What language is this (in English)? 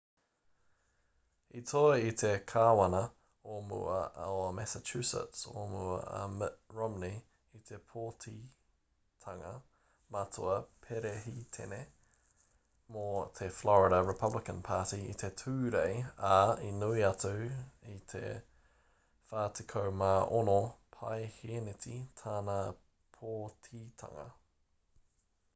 Māori